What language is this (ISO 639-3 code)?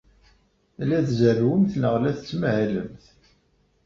kab